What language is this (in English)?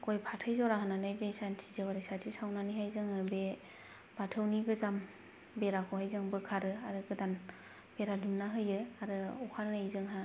Bodo